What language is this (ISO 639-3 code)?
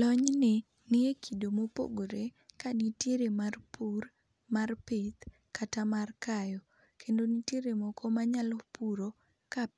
luo